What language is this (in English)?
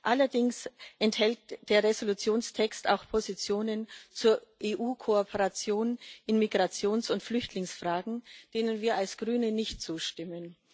German